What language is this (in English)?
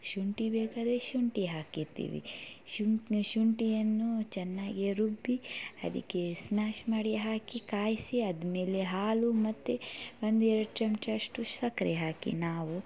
Kannada